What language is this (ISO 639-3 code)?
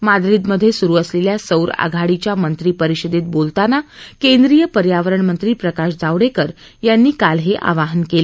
mar